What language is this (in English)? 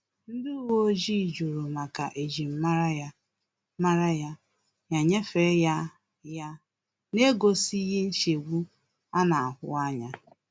Igbo